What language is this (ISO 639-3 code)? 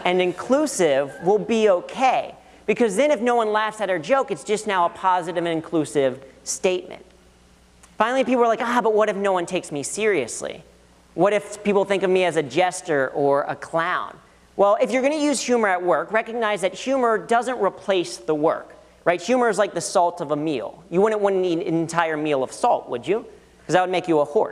eng